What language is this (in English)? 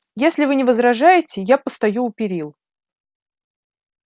Russian